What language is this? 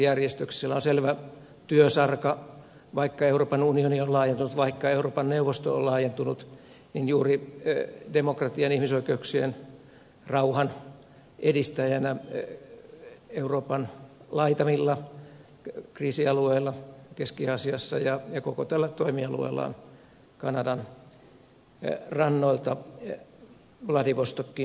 Finnish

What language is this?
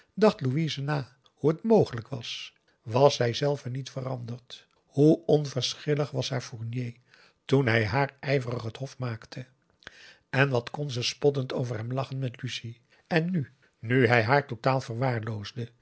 Dutch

